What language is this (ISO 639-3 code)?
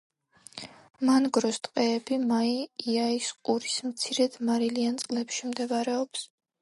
kat